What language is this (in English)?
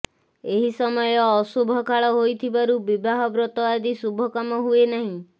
Odia